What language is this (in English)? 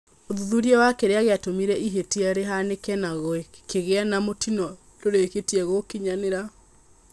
Kikuyu